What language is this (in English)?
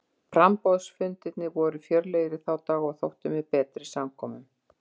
Icelandic